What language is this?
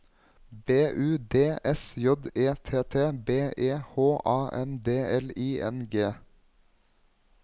Norwegian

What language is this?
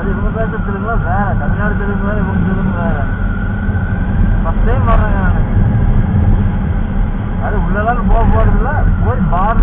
Hindi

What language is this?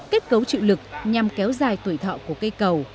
Vietnamese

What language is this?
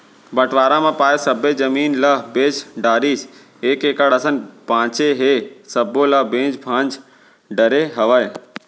Chhattisgarhi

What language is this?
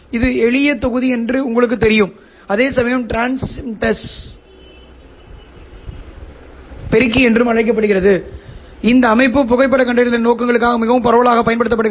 Tamil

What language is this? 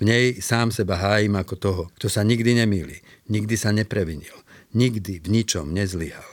Slovak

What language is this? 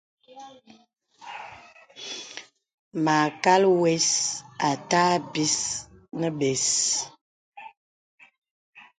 Bebele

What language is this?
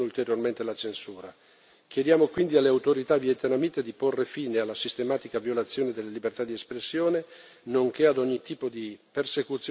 Italian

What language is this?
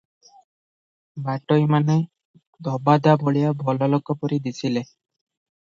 Odia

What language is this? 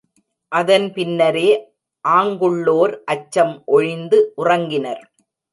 Tamil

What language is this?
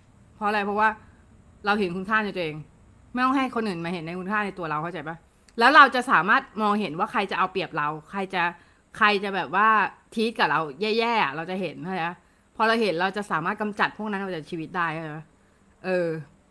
Thai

